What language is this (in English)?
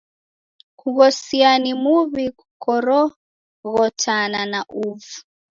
Taita